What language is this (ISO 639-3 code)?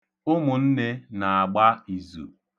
ibo